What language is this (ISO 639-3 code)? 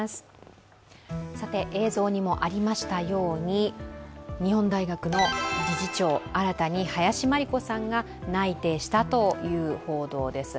jpn